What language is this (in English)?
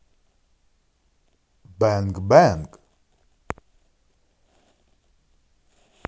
Russian